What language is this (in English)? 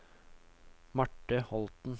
Norwegian